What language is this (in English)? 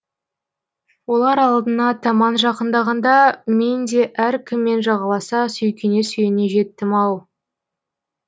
Kazakh